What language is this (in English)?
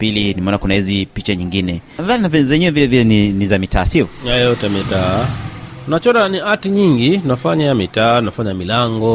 Swahili